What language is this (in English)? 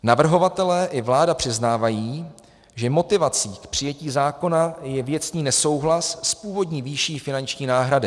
Czech